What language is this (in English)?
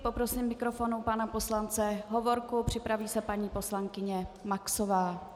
Czech